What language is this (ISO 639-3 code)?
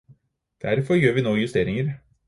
nob